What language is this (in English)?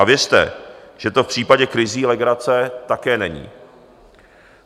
Czech